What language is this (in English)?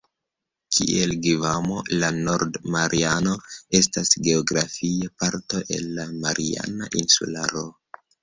Esperanto